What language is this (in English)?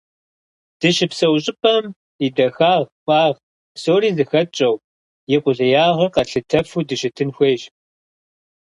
Kabardian